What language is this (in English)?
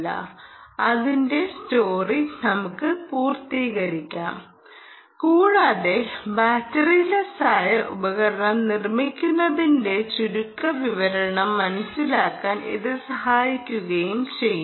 Malayalam